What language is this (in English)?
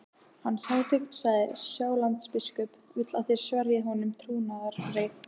Icelandic